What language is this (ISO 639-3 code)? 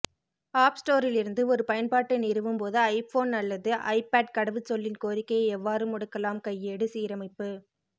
tam